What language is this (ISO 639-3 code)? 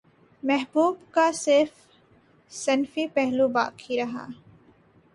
urd